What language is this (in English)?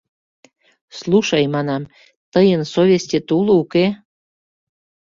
Mari